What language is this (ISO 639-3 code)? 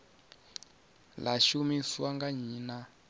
ven